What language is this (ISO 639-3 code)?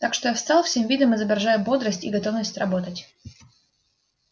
rus